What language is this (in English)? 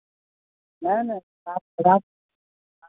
Maithili